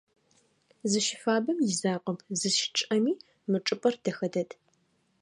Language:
Adyghe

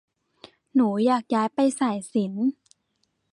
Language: Thai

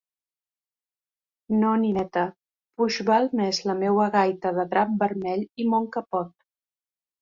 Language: Catalan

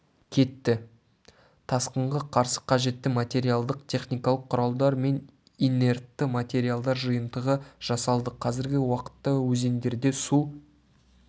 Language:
Kazakh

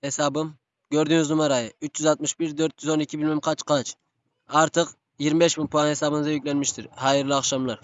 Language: Turkish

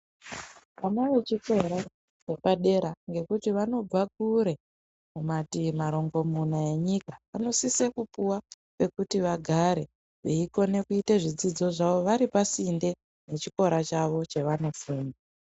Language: Ndau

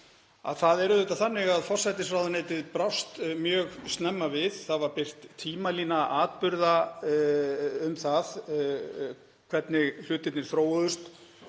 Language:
Icelandic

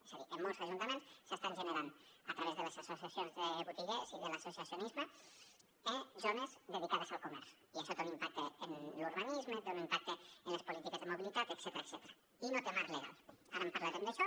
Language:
Catalan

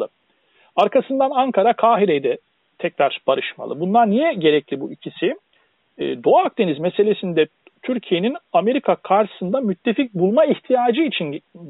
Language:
Turkish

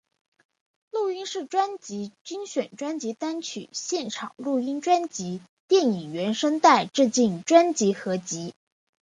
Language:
Chinese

